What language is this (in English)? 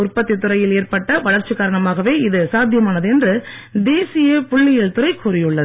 Tamil